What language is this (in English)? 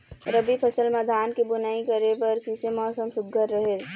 Chhattisgarhi